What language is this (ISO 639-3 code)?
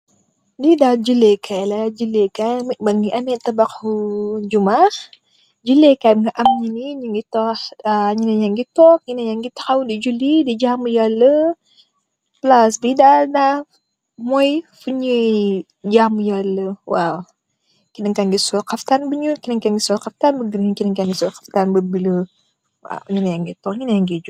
wol